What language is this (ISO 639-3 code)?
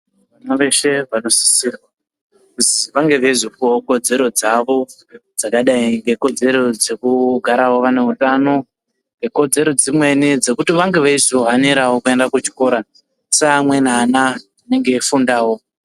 ndc